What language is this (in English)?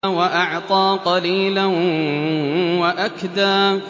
Arabic